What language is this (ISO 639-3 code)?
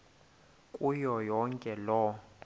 xho